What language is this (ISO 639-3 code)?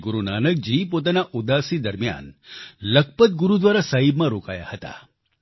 guj